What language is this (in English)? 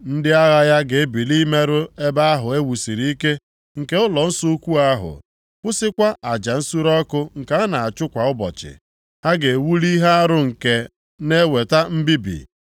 Igbo